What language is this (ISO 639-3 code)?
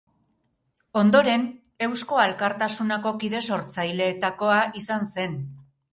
eus